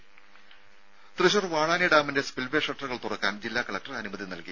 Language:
Malayalam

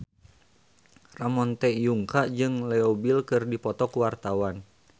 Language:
Sundanese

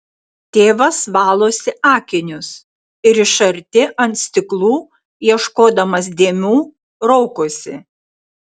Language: Lithuanian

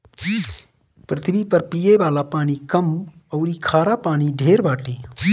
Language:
Bhojpuri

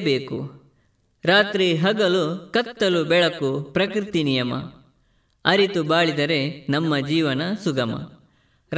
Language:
Kannada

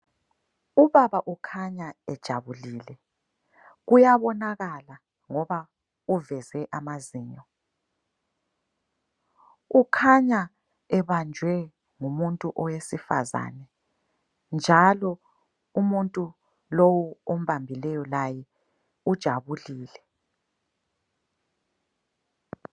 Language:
North Ndebele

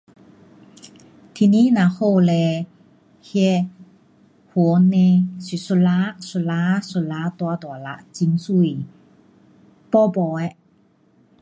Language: Pu-Xian Chinese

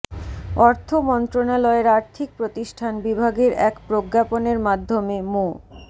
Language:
Bangla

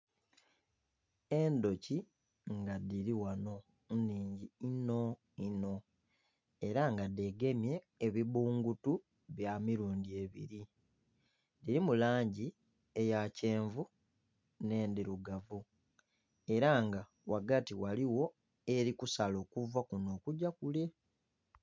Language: Soga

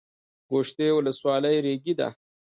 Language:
Pashto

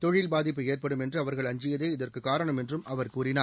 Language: Tamil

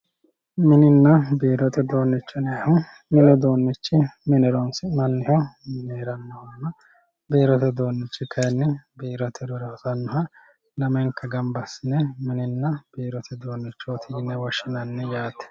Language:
Sidamo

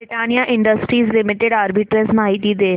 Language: Marathi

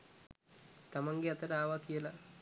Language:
Sinhala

